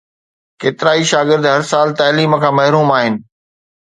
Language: Sindhi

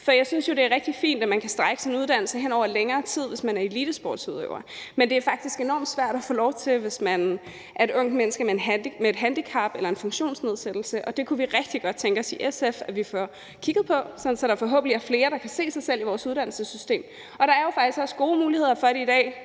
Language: Danish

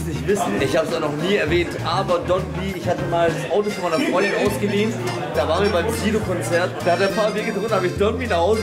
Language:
German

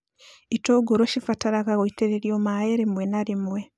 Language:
Kikuyu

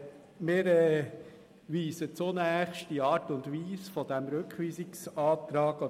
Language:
Swiss German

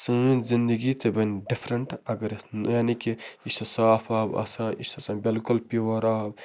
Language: Kashmiri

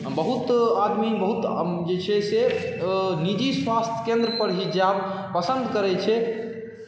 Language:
Maithili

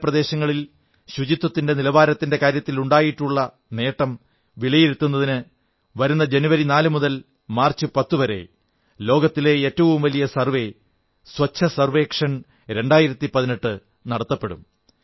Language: Malayalam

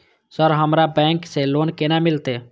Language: Maithili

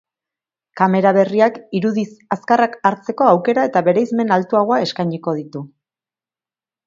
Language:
Basque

